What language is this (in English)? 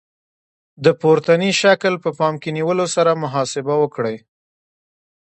Pashto